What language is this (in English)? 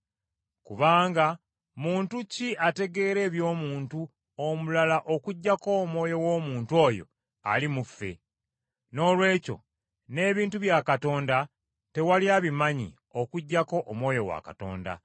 Ganda